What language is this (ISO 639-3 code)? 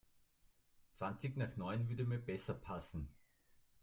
deu